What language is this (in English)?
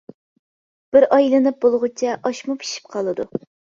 Uyghur